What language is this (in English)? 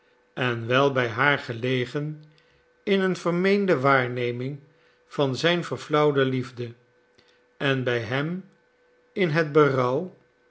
Dutch